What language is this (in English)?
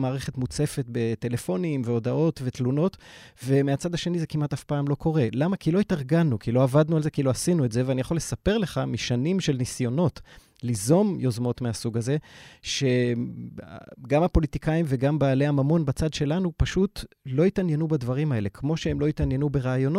Hebrew